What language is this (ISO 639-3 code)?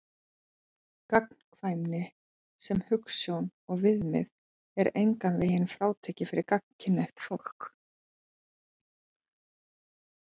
isl